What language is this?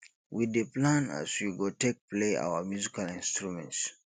Nigerian Pidgin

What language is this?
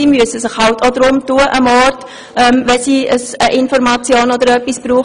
Swiss German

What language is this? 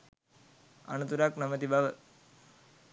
Sinhala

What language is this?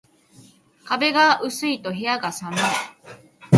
Japanese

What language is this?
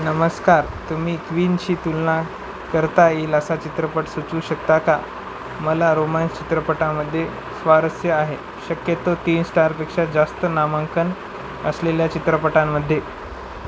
Marathi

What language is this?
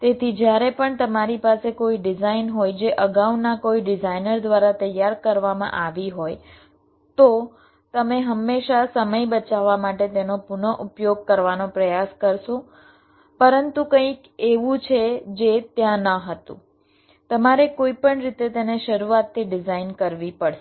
Gujarati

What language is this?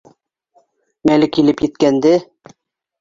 Bashkir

